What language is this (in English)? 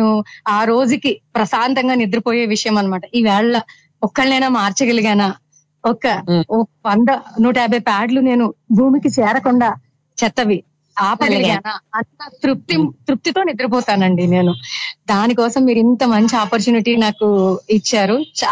Telugu